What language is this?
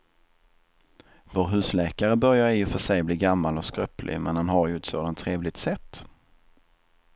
Swedish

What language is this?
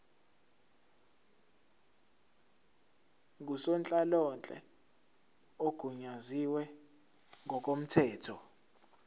Zulu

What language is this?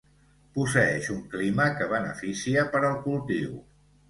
Catalan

